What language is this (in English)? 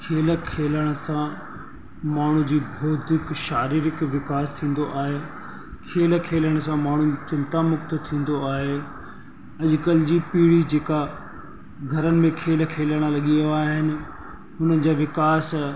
Sindhi